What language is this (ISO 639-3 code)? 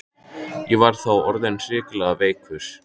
isl